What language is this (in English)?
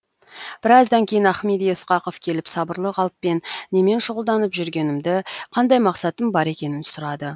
Kazakh